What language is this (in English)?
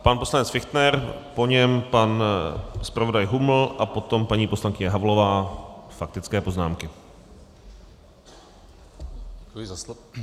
Czech